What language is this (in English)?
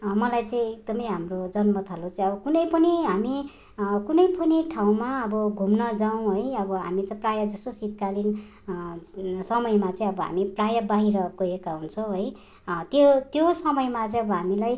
Nepali